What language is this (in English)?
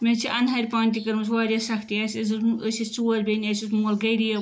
Kashmiri